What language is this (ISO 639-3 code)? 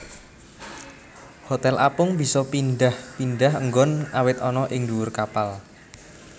jav